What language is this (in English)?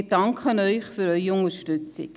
Swiss German